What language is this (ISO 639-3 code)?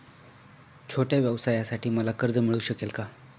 mar